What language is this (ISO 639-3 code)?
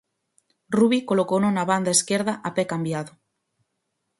glg